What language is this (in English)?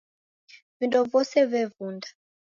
Taita